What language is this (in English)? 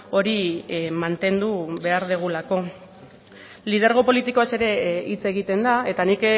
Basque